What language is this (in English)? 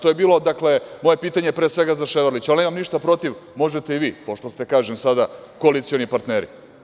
Serbian